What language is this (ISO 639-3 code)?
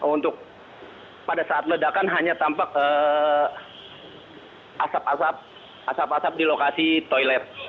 ind